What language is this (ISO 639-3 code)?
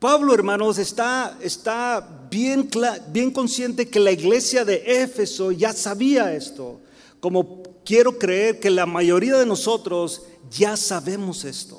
spa